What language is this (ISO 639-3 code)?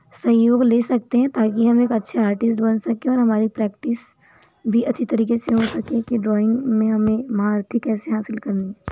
hin